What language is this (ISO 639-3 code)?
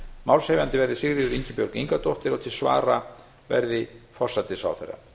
isl